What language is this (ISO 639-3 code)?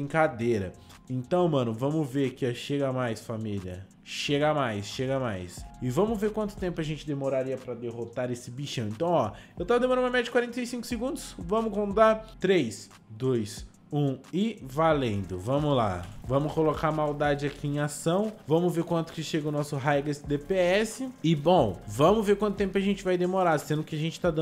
por